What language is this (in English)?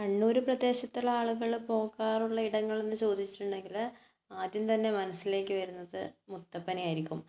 Malayalam